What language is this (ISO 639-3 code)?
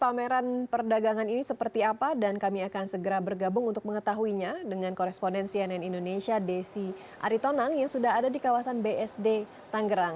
ind